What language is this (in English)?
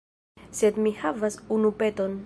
Esperanto